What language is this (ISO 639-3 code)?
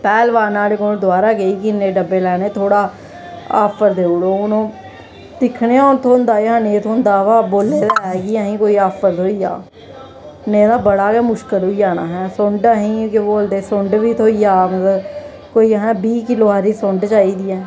doi